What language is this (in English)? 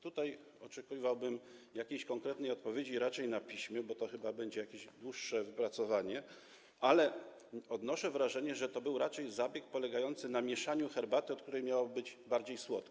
Polish